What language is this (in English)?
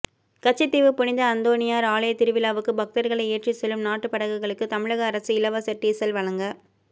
Tamil